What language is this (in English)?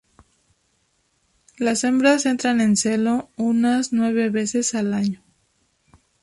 Spanish